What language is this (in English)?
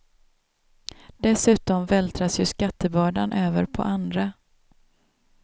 Swedish